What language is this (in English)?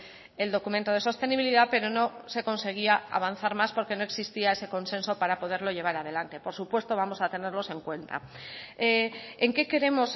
Spanish